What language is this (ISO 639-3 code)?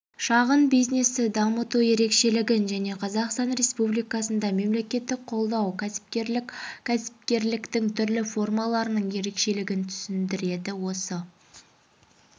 kaz